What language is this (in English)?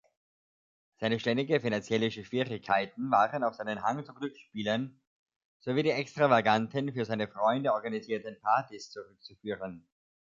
German